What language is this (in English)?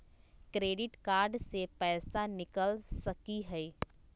Magahi